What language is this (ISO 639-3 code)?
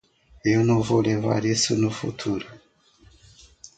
por